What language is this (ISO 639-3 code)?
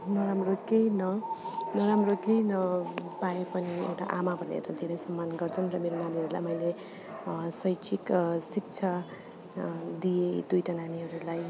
nep